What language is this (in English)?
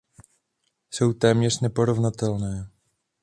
Czech